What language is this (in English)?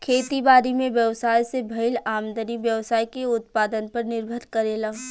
Bhojpuri